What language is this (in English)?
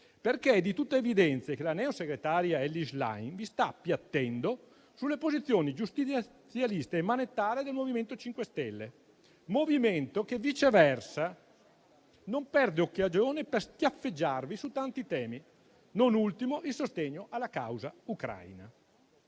Italian